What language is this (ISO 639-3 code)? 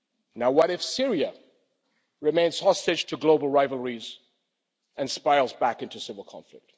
eng